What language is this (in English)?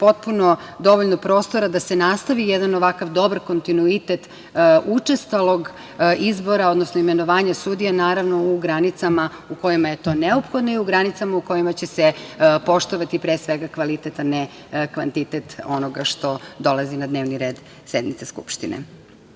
Serbian